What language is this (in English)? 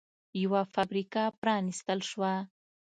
Pashto